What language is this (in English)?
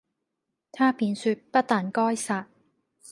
Cantonese